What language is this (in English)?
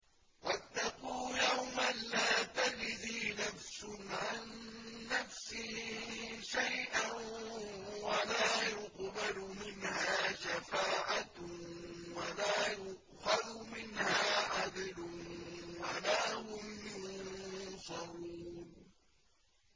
Arabic